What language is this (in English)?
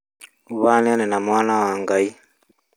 Kikuyu